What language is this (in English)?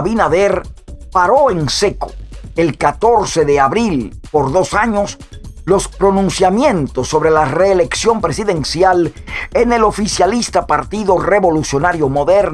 Spanish